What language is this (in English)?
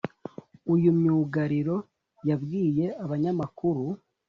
Kinyarwanda